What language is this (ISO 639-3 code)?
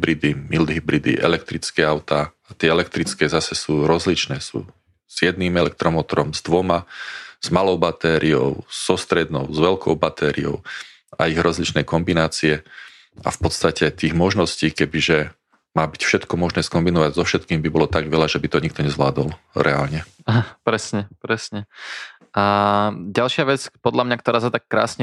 slk